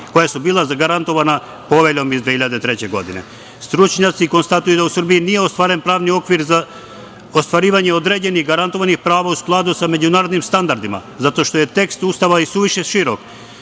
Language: Serbian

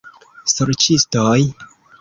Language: Esperanto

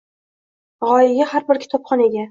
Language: Uzbek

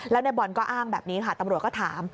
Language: Thai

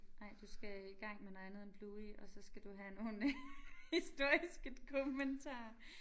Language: Danish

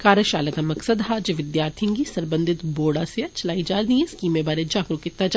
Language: Dogri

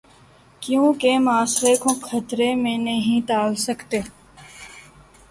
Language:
Urdu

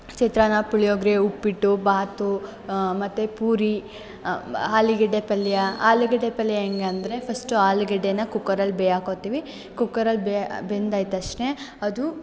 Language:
Kannada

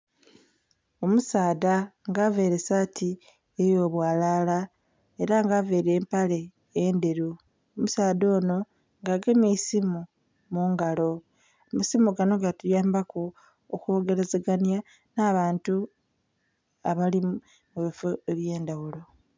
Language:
Soga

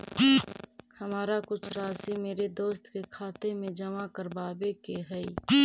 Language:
Magahi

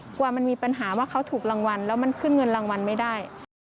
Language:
Thai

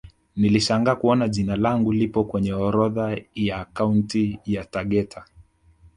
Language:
Swahili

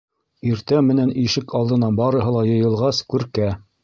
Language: Bashkir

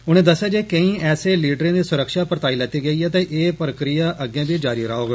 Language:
Dogri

